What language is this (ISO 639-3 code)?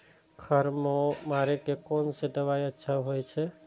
mai